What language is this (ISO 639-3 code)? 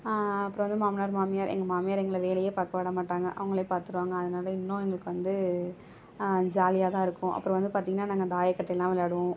tam